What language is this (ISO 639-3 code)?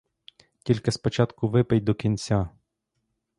ukr